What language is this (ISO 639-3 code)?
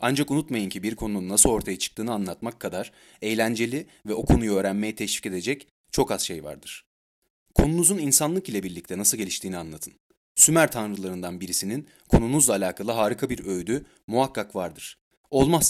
tur